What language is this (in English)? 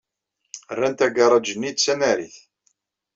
Kabyle